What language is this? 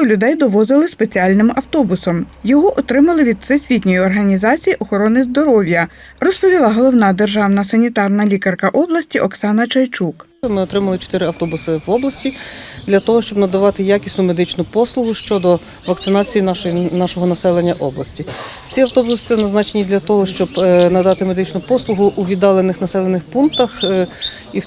Ukrainian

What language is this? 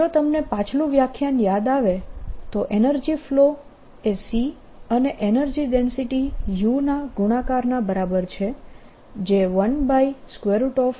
Gujarati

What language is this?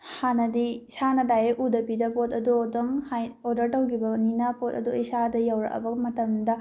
Manipuri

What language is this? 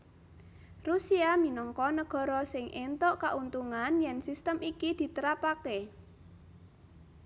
Javanese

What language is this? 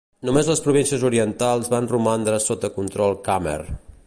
Catalan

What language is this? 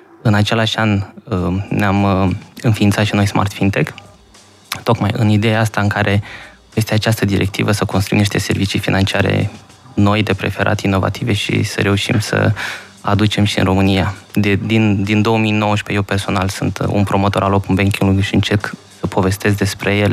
Romanian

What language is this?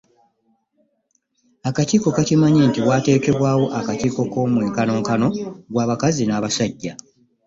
Ganda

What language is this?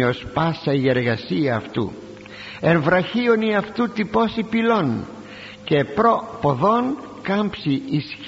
Greek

